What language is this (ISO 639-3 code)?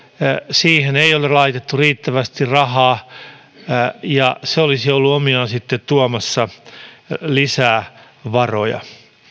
fin